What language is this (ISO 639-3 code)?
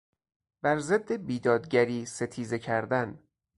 fas